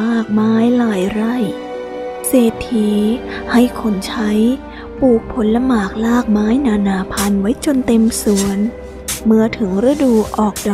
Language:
Thai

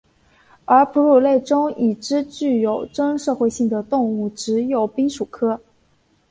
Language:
Chinese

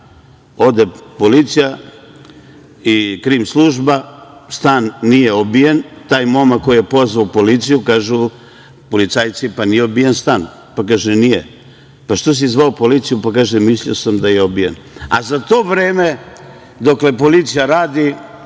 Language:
Serbian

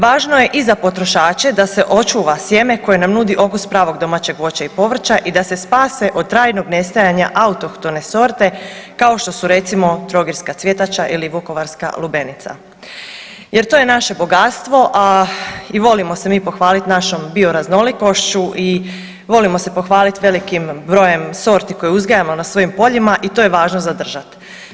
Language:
Croatian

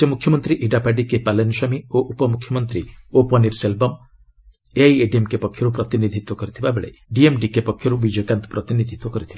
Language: Odia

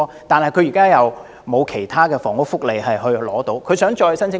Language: Cantonese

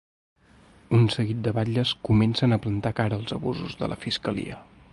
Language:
Catalan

